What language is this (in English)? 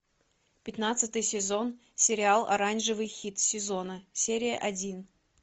Russian